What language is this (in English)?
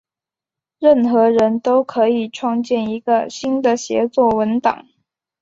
Chinese